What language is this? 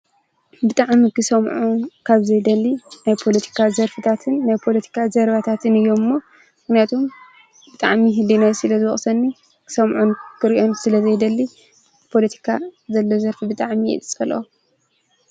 Tigrinya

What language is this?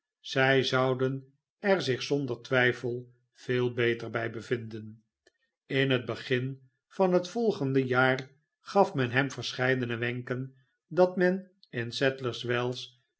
Dutch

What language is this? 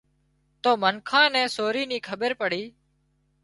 Wadiyara Koli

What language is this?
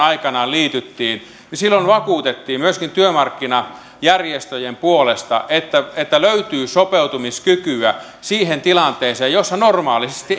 Finnish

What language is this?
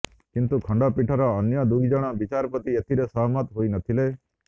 Odia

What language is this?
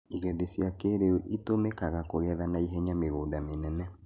Kikuyu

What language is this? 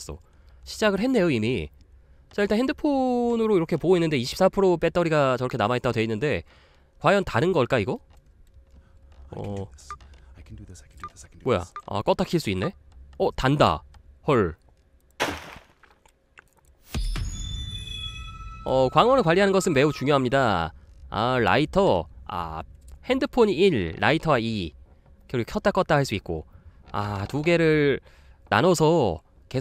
Korean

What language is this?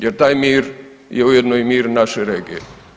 Croatian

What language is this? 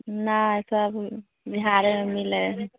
Maithili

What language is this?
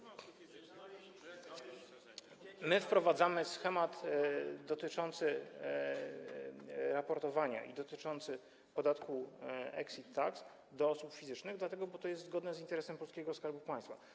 Polish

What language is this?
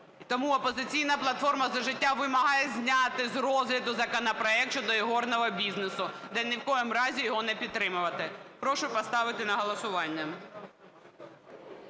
Ukrainian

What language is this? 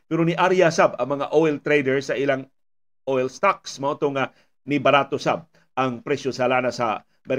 Filipino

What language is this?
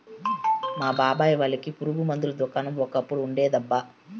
Telugu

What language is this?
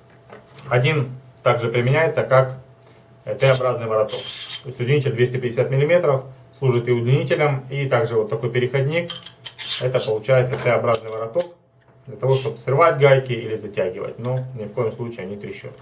Russian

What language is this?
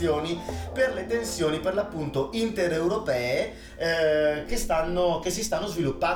Italian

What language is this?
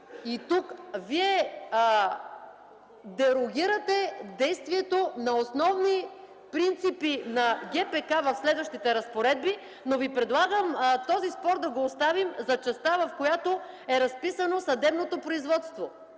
Bulgarian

